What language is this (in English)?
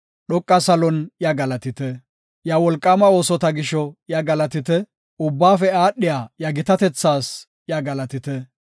Gofa